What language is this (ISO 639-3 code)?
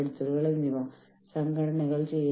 mal